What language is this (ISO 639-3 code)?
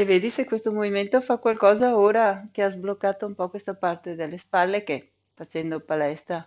ita